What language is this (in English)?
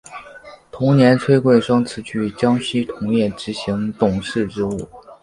Chinese